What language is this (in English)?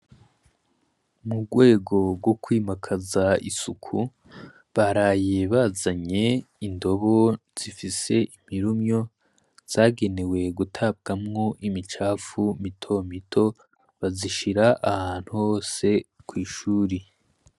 Rundi